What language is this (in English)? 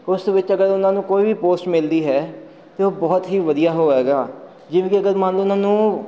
Punjabi